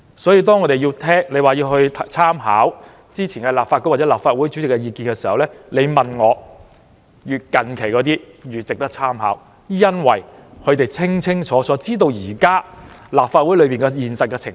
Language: Cantonese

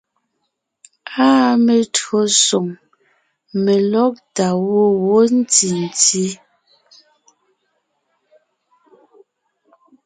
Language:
Ngiemboon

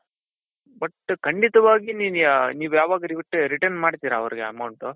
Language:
Kannada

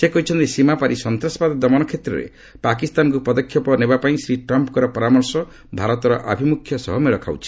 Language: Odia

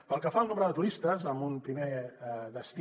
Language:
Catalan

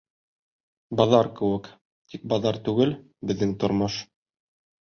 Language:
Bashkir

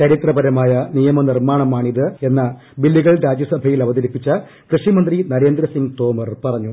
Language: Malayalam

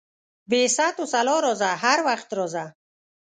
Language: Pashto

